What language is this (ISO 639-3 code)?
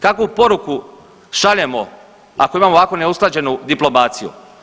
hrv